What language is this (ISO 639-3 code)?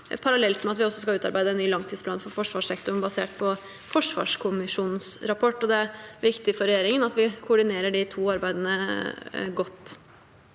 nor